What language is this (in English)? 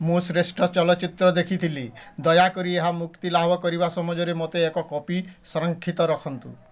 Odia